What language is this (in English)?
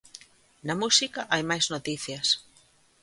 Galician